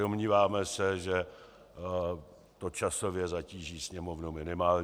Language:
Czech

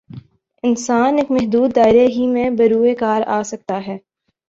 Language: Urdu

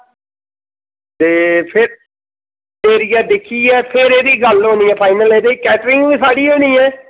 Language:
Dogri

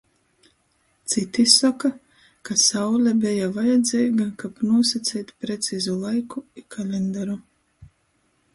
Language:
Latgalian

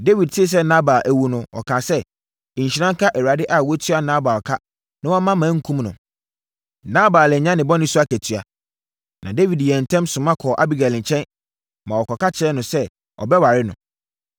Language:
Akan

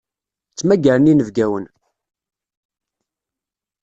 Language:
Kabyle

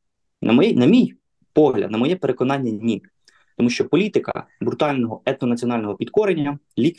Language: Ukrainian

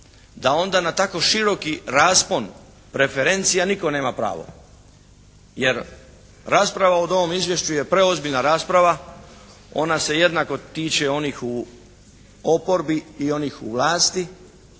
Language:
Croatian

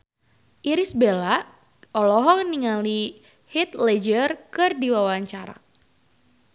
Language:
Sundanese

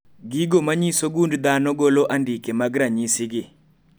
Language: Luo (Kenya and Tanzania)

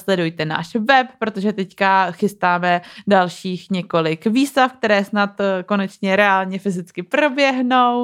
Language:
Czech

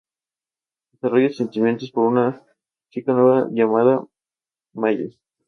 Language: Spanish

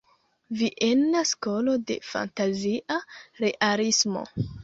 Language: Esperanto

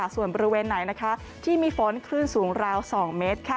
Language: Thai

